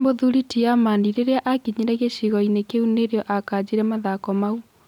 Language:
Kikuyu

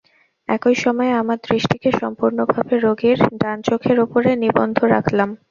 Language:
Bangla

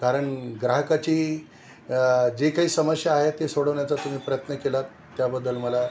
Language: Marathi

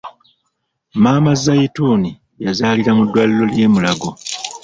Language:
Ganda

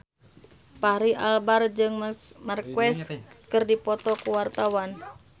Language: Sundanese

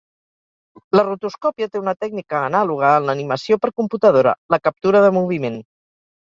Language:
Catalan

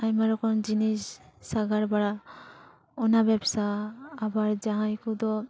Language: Santali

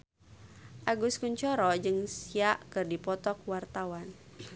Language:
Sundanese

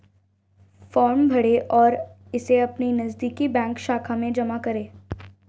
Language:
Hindi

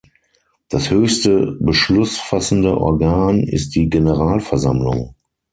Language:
German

